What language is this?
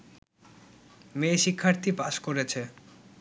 Bangla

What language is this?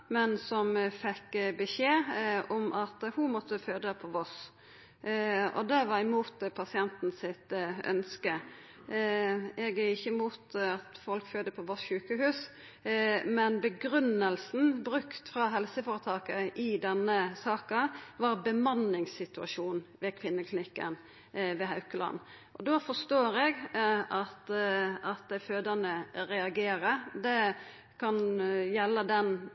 Norwegian Nynorsk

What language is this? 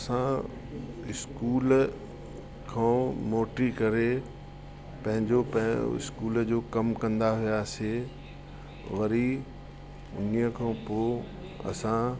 Sindhi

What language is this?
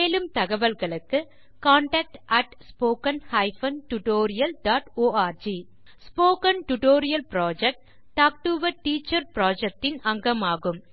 Tamil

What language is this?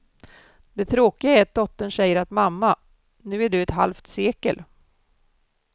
Swedish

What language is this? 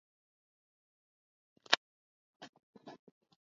Swahili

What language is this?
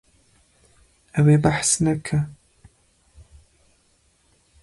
Kurdish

